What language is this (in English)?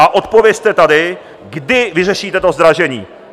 Czech